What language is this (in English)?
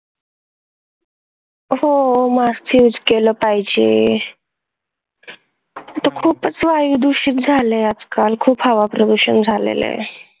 Marathi